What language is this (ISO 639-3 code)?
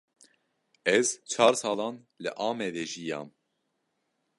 kur